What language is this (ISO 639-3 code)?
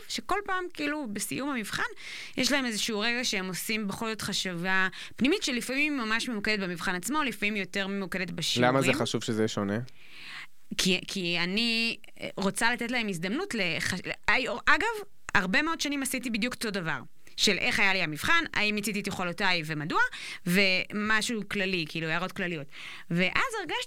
heb